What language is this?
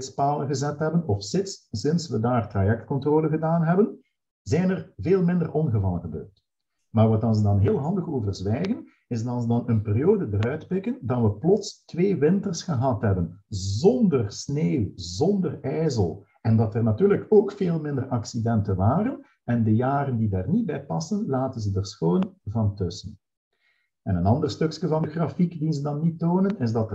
Dutch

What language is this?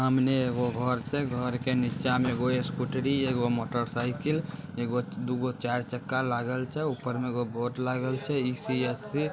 Magahi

